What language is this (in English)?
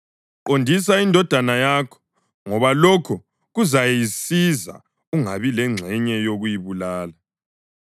North Ndebele